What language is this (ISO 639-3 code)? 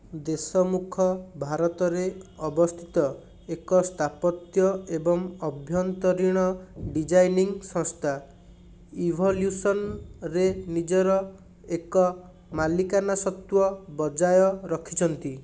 ori